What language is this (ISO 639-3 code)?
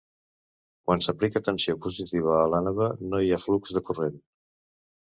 cat